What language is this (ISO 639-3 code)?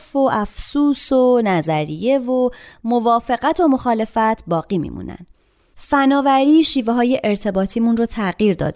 fas